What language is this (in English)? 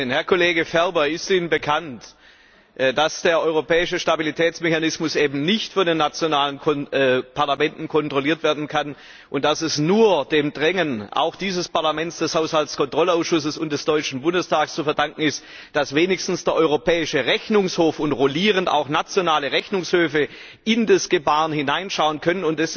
German